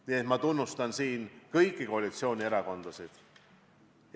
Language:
Estonian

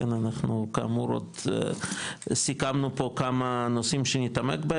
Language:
Hebrew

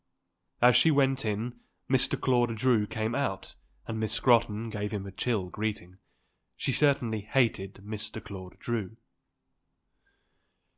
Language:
English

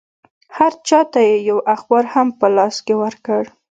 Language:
Pashto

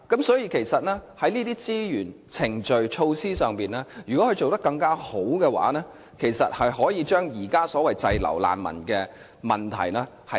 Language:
Cantonese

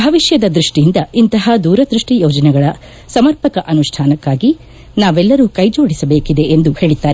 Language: Kannada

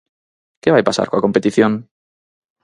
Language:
Galician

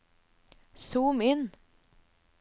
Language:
Norwegian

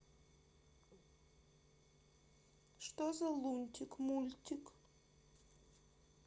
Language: Russian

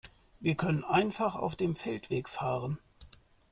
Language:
German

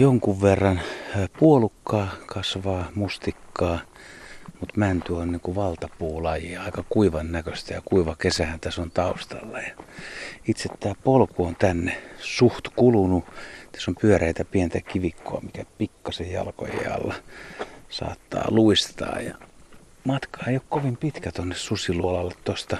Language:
Finnish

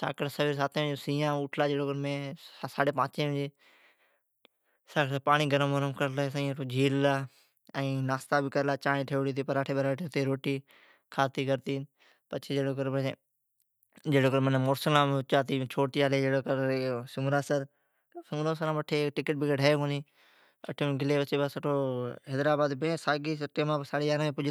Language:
Od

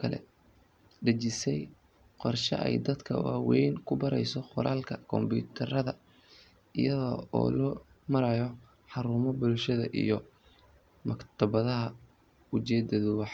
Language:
Somali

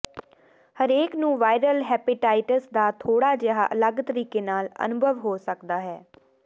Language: Punjabi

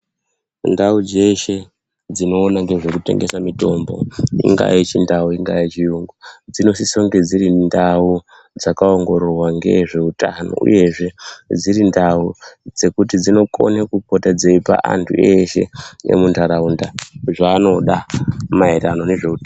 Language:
Ndau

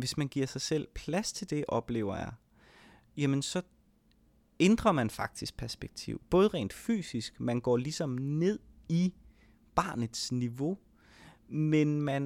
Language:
Danish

